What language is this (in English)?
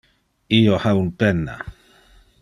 Interlingua